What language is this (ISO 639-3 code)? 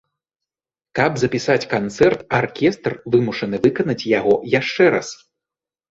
bel